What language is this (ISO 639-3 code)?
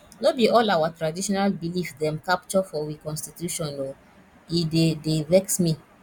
pcm